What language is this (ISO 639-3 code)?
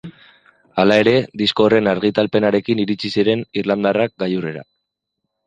eus